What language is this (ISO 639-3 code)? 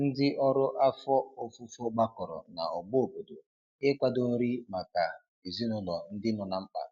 ibo